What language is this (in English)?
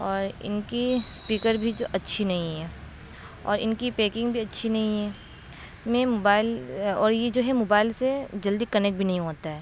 Urdu